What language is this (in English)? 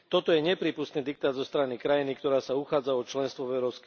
Slovak